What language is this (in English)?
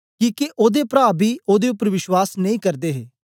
Dogri